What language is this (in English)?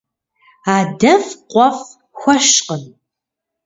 Kabardian